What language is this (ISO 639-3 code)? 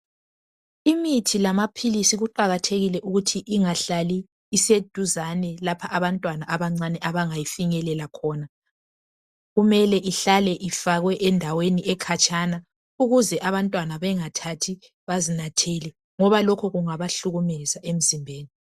nde